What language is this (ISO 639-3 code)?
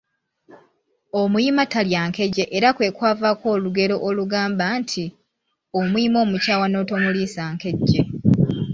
lug